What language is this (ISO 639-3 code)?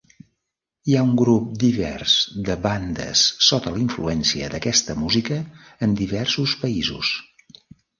cat